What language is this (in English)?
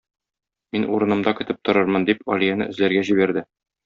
Tatar